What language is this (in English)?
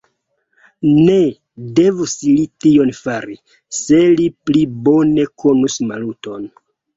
Esperanto